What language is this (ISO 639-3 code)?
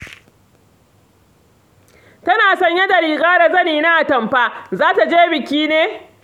hau